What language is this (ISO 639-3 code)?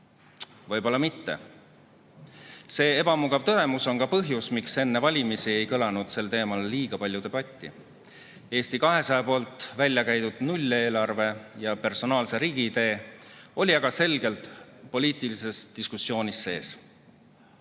est